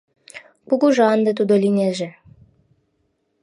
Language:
Mari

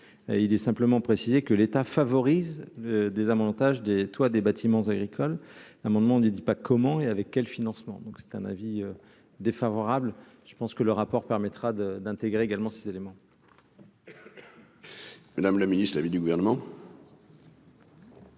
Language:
French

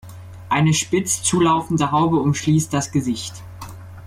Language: German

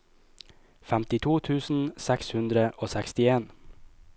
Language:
Norwegian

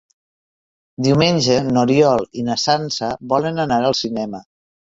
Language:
Catalan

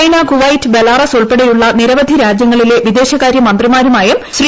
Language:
Malayalam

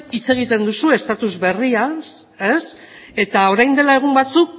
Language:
Basque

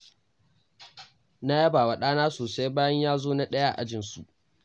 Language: Hausa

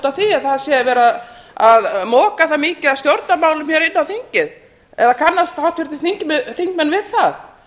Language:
Icelandic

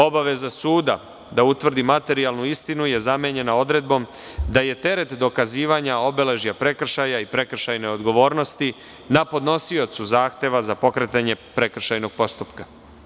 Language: Serbian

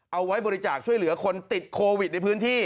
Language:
Thai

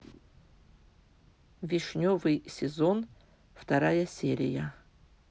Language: Russian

